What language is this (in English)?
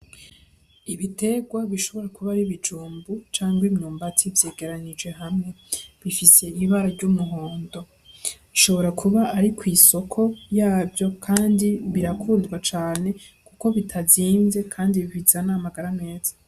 Rundi